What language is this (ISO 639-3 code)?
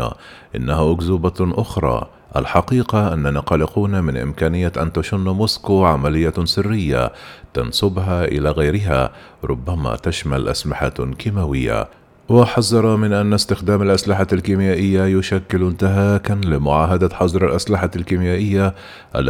ara